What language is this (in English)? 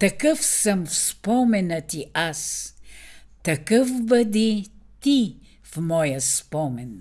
Bulgarian